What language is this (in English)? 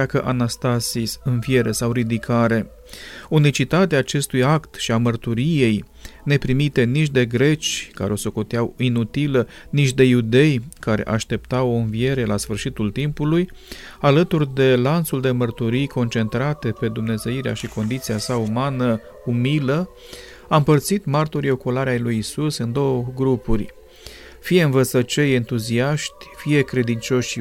Romanian